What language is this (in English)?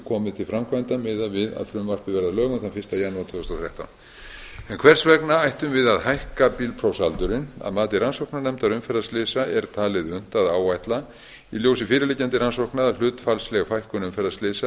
Icelandic